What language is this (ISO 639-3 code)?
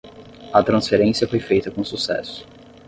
por